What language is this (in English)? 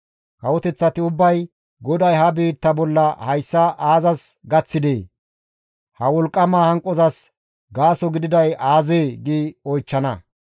Gamo